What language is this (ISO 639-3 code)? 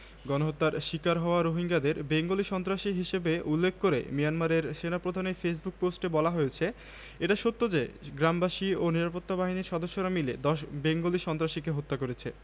ben